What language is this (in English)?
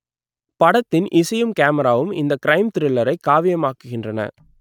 Tamil